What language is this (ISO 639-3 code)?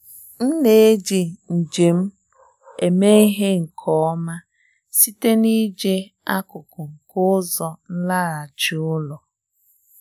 ibo